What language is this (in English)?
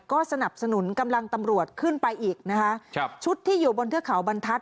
Thai